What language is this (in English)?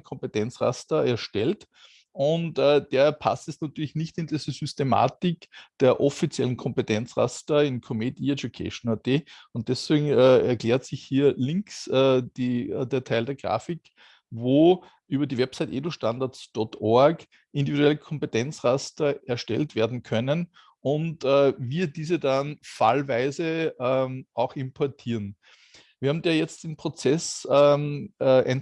German